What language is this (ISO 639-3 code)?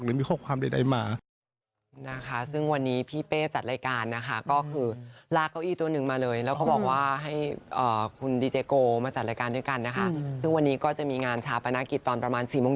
tha